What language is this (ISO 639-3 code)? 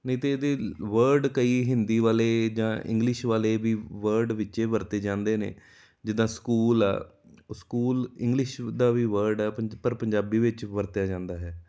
pan